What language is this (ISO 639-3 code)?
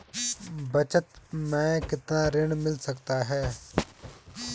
hin